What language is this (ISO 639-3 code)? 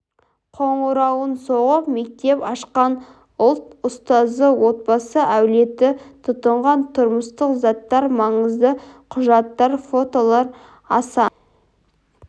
kaz